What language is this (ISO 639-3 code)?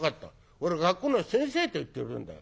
jpn